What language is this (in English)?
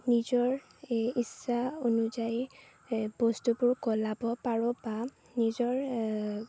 Assamese